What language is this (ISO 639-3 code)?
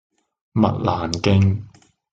yue